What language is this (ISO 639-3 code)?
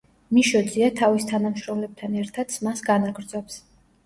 kat